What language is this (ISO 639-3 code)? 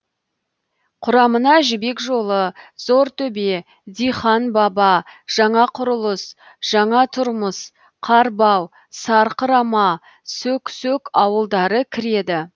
kaz